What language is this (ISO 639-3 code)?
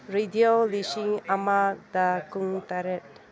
mni